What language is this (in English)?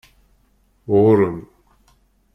Kabyle